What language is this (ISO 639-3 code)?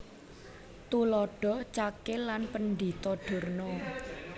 jav